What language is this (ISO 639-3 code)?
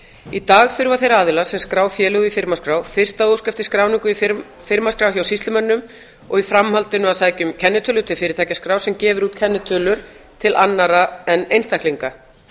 isl